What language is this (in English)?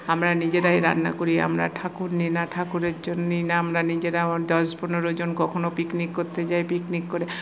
Bangla